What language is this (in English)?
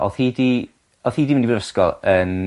Welsh